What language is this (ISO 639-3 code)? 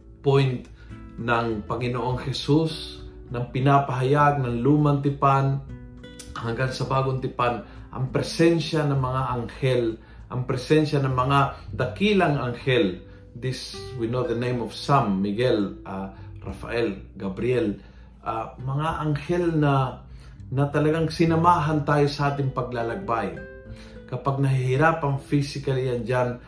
fil